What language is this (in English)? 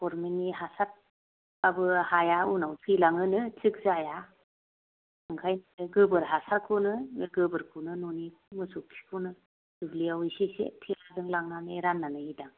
Bodo